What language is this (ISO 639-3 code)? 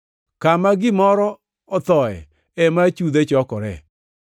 luo